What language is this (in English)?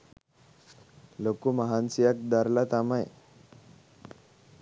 Sinhala